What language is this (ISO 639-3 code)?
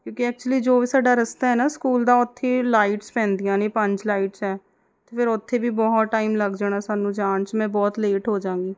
pan